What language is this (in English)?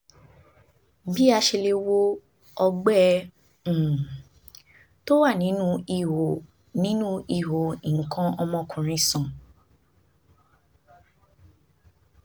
Yoruba